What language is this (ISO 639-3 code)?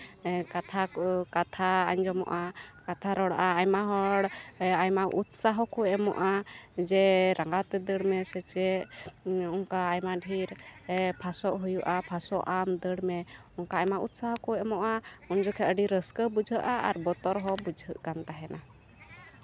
sat